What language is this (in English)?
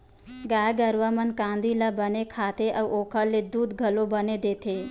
Chhattisgarhi